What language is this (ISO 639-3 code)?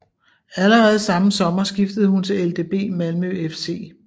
dan